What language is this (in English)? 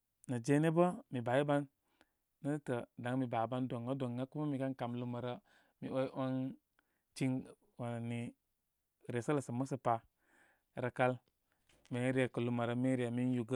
Koma